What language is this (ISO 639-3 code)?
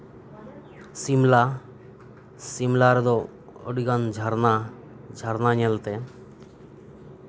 sat